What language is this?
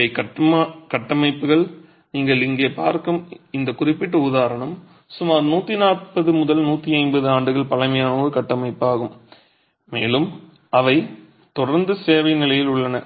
Tamil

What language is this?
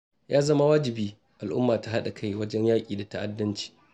Hausa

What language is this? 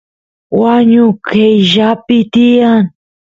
Santiago del Estero Quichua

